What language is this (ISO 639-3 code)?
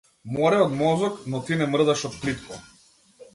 mkd